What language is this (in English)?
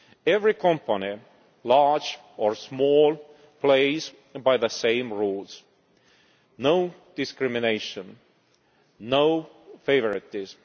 English